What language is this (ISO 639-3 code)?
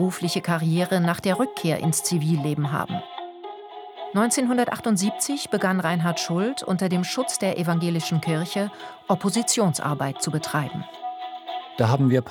deu